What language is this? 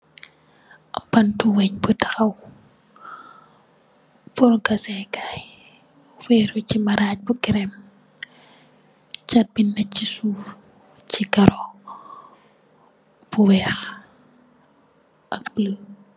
Wolof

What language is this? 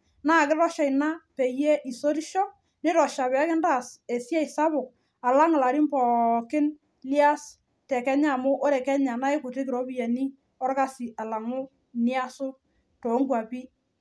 Masai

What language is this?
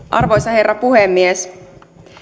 Finnish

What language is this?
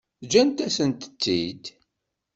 Kabyle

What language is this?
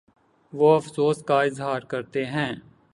Urdu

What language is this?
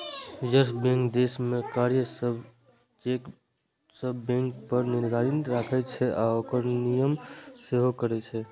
Maithili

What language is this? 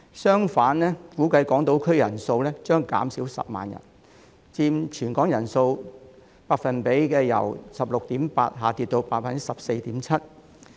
Cantonese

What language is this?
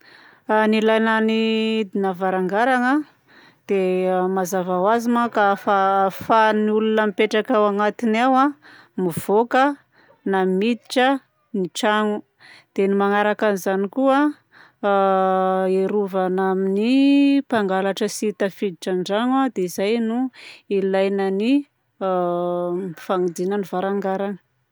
Southern Betsimisaraka Malagasy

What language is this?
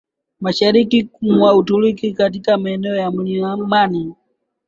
Swahili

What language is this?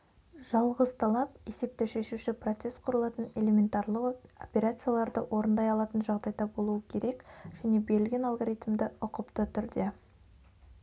Kazakh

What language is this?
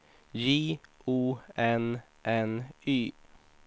Swedish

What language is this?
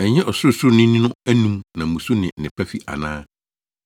Akan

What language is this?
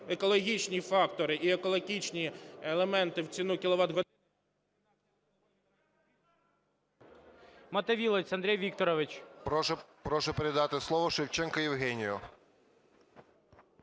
Ukrainian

